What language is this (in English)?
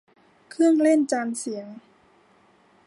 Thai